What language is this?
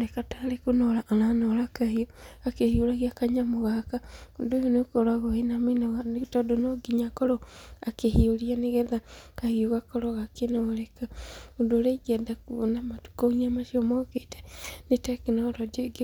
Kikuyu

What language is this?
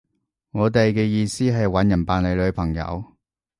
Cantonese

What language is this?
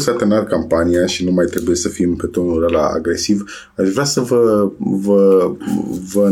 Romanian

